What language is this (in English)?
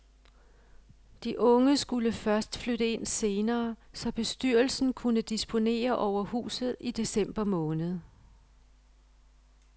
Danish